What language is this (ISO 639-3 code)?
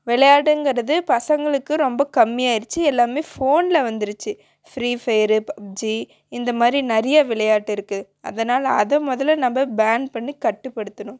tam